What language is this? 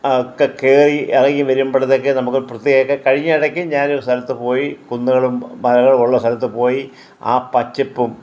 Malayalam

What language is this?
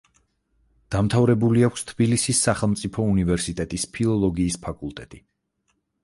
Georgian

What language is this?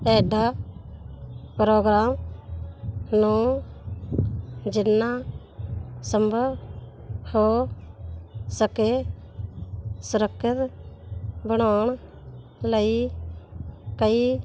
Punjabi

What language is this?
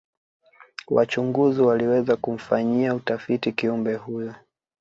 Swahili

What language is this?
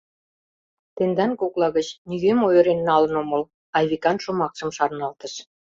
Mari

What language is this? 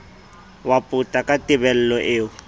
Southern Sotho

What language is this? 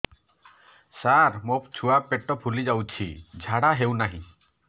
Odia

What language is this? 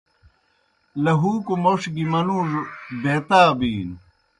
Kohistani Shina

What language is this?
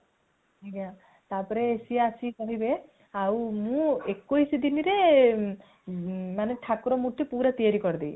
Odia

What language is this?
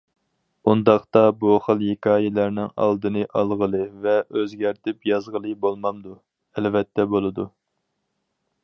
Uyghur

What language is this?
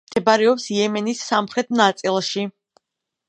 Georgian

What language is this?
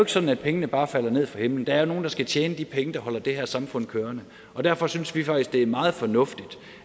Danish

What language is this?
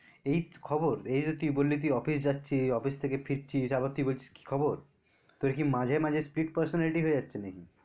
Bangla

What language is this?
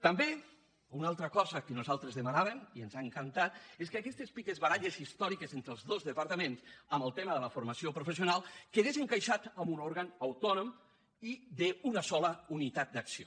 Catalan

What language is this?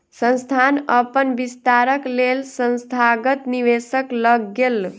Maithili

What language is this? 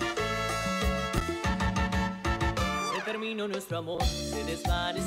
Spanish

